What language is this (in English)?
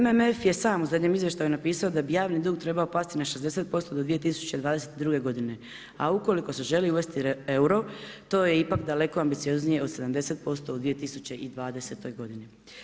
Croatian